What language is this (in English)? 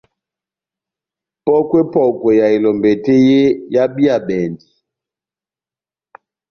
Batanga